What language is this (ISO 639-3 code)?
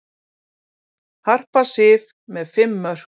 isl